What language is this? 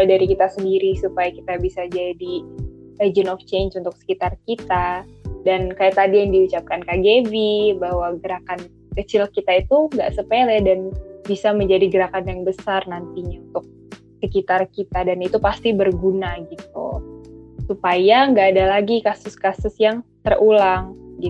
Indonesian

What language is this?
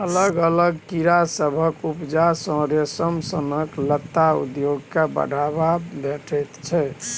Maithili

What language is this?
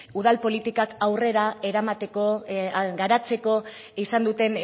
Basque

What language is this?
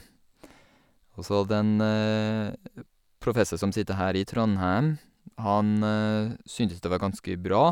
Norwegian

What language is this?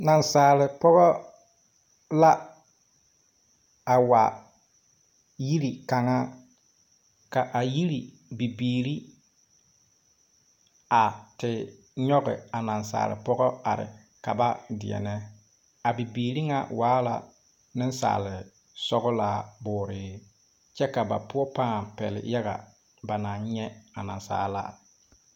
Southern Dagaare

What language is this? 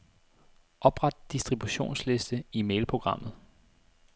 Danish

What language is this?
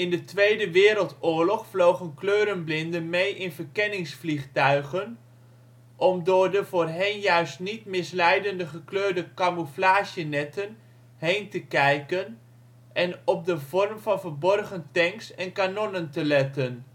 Dutch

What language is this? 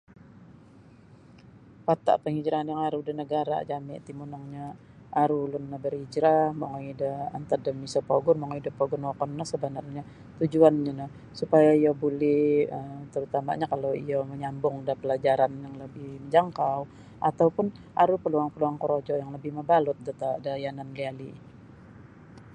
Sabah Bisaya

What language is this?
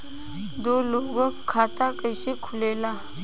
Bhojpuri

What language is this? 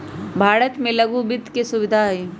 Magahi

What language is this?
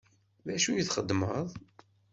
Kabyle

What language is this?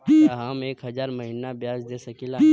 Bhojpuri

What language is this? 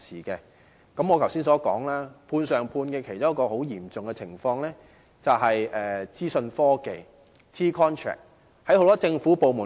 Cantonese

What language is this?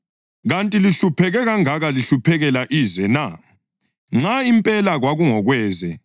North Ndebele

